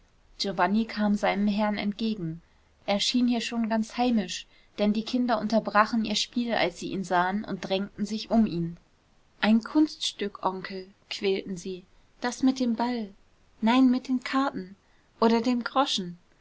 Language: German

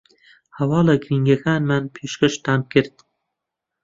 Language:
Central Kurdish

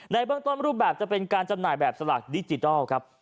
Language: Thai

